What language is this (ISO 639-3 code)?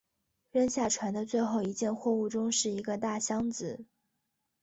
zho